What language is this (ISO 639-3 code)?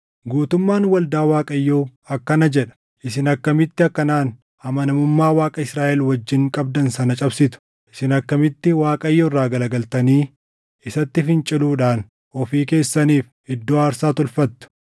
orm